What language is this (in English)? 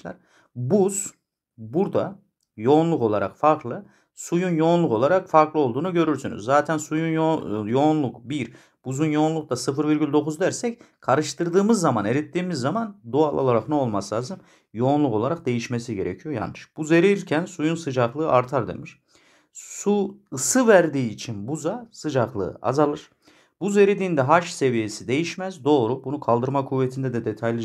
Turkish